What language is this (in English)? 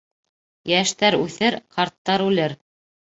Bashkir